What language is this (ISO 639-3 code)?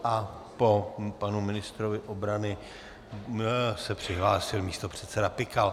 ces